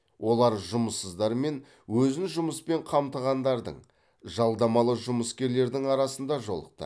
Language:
Kazakh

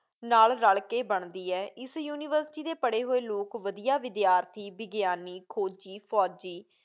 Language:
Punjabi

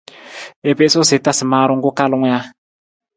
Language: Nawdm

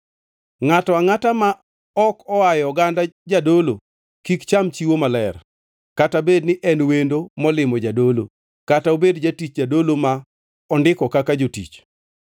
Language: Luo (Kenya and Tanzania)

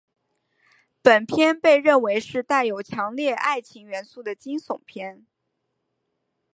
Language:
Chinese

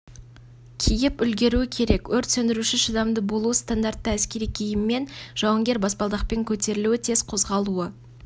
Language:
Kazakh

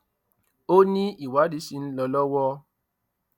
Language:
Yoruba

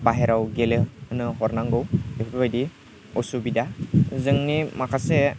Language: Bodo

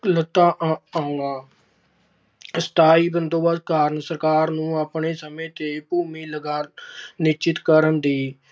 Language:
Punjabi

